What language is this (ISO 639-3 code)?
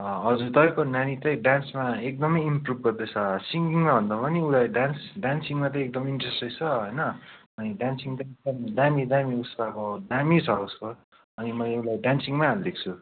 nep